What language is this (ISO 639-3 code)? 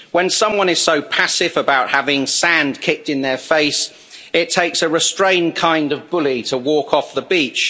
eng